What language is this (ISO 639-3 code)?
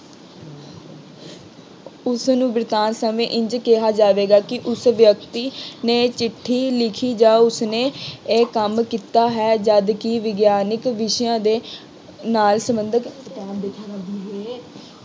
pan